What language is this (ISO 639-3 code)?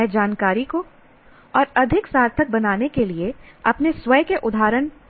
hin